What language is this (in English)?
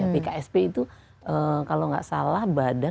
Indonesian